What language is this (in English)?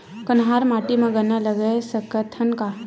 Chhattisgarhi